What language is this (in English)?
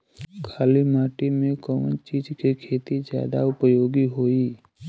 Bhojpuri